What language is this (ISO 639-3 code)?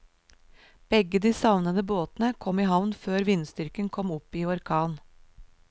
nor